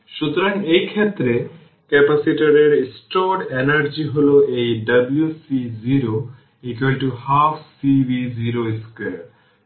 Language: Bangla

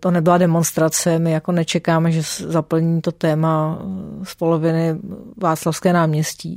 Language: Czech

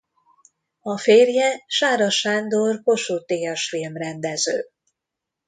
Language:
Hungarian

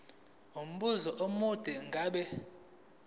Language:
Zulu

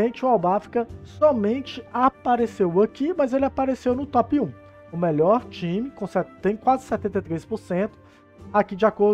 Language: Portuguese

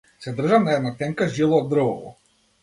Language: Macedonian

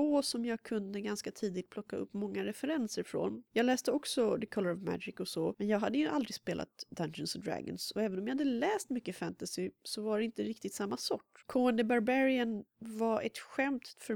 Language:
Swedish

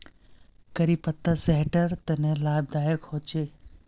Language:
Magahi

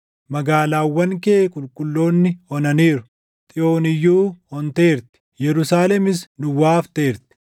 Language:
Oromo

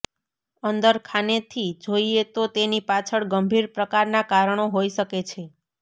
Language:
Gujarati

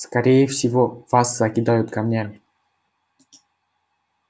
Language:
Russian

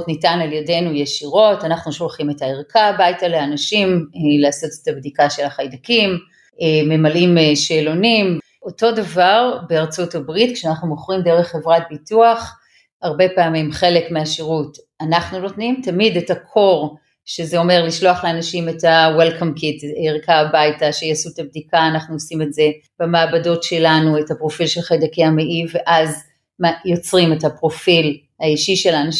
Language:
Hebrew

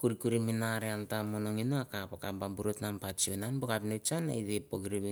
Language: Mandara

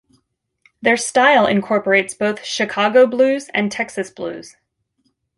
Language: English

